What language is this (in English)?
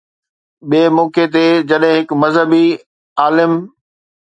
Sindhi